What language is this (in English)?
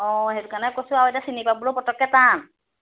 Assamese